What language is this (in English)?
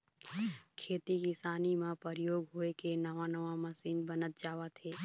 Chhattisgarhi